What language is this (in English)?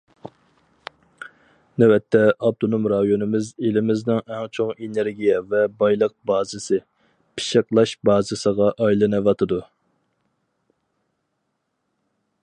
Uyghur